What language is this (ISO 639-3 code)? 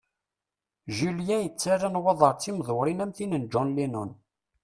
kab